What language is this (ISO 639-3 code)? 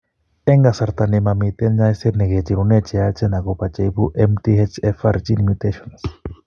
kln